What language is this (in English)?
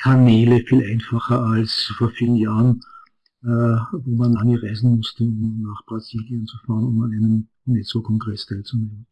German